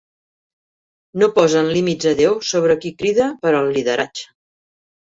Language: Catalan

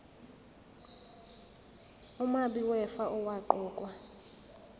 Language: Zulu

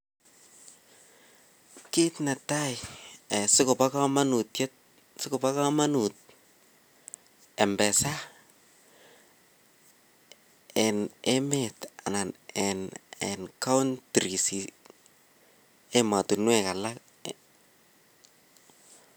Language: Kalenjin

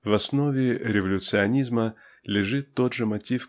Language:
Russian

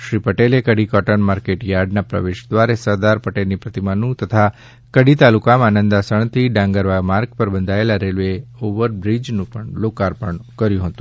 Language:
Gujarati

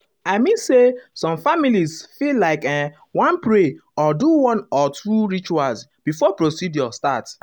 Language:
Nigerian Pidgin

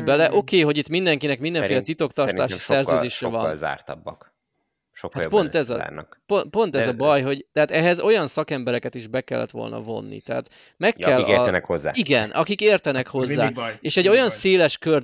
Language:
Hungarian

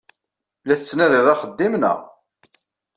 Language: Kabyle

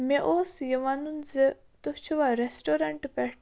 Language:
Kashmiri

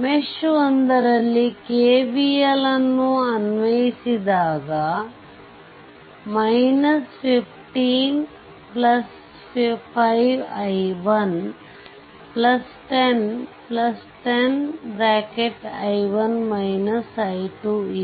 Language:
Kannada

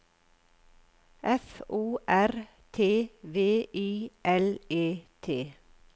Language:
Norwegian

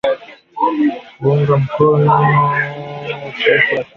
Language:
Swahili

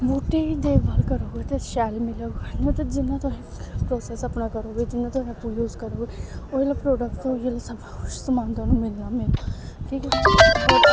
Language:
Dogri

